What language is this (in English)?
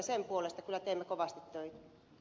Finnish